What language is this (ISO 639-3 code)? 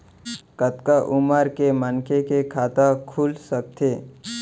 hne